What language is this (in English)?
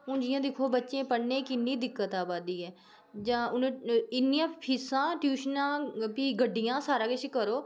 Dogri